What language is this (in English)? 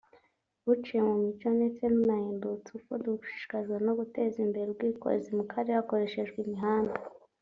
Kinyarwanda